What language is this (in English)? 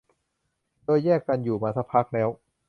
Thai